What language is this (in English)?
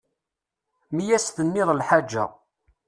Kabyle